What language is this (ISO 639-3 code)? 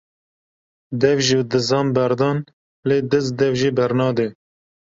kur